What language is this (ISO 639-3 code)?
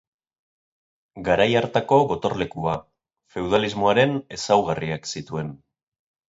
eus